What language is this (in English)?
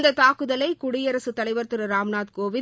Tamil